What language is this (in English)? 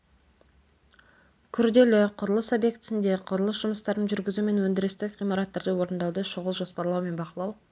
Kazakh